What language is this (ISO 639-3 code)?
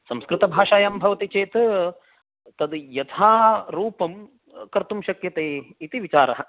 san